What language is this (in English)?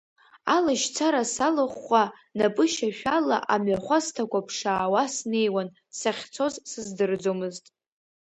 Abkhazian